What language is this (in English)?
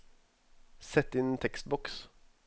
Norwegian